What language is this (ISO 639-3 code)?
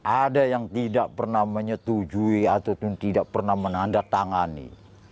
ind